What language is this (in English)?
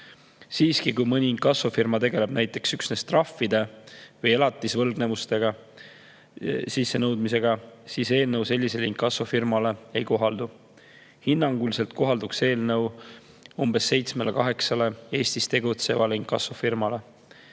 Estonian